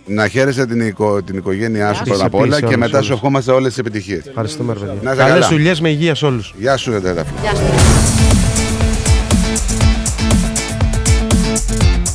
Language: Greek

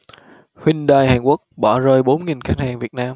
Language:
Vietnamese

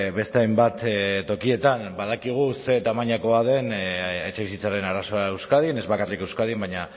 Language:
Basque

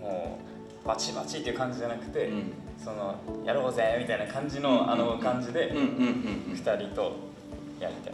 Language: Japanese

